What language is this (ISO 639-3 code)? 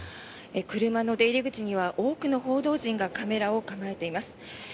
jpn